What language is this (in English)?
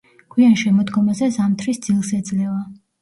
Georgian